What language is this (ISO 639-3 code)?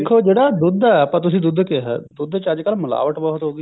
pan